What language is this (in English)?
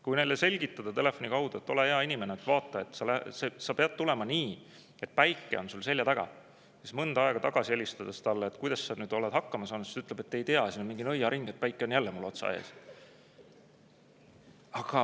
Estonian